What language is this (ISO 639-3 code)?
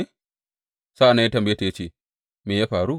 hau